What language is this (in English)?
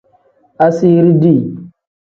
Tem